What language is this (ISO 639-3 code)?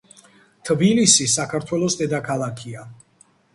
kat